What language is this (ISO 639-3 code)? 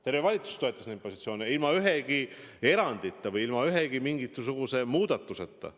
est